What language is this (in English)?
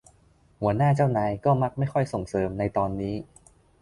Thai